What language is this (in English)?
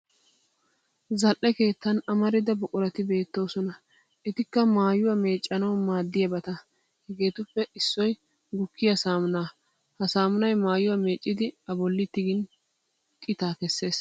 Wolaytta